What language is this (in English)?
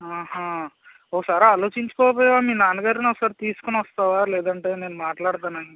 Telugu